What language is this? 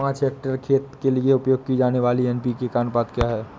Hindi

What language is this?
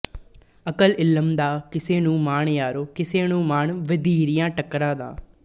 Punjabi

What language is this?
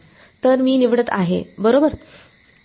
Marathi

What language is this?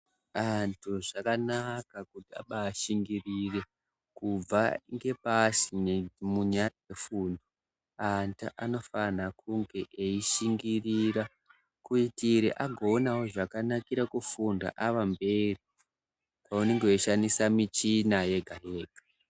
Ndau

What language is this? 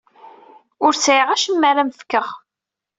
Kabyle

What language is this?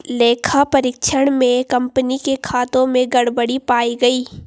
Hindi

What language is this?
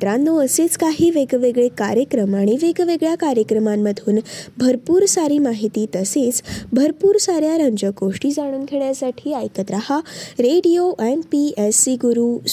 Marathi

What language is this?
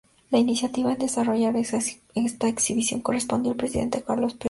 Spanish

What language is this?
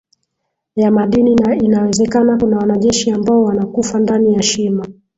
Swahili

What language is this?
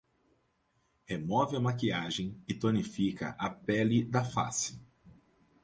Portuguese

